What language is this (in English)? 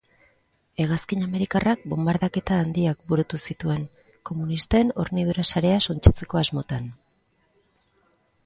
Basque